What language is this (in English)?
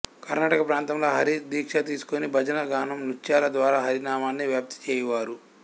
Telugu